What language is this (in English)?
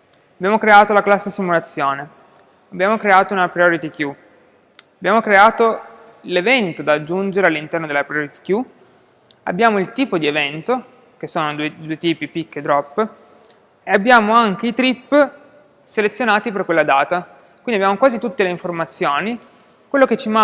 Italian